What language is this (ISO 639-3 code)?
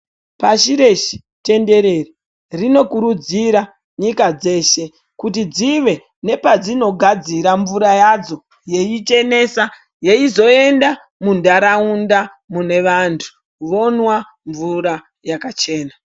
ndc